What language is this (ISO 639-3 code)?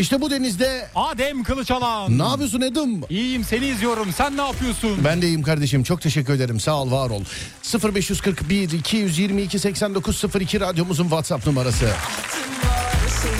tur